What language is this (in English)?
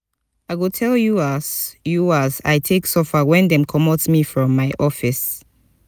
Nigerian Pidgin